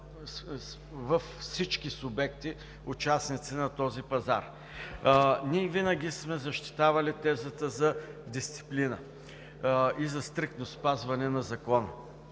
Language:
Bulgarian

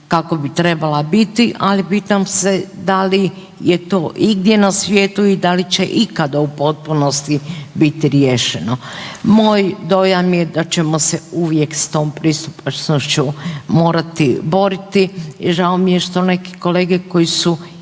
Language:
Croatian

